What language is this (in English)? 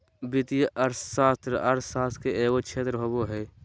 Magahi